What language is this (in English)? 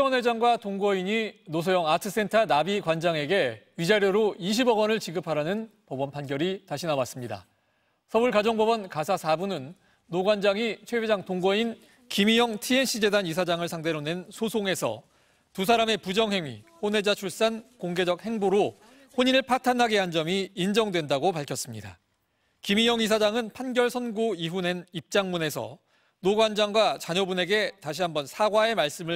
Korean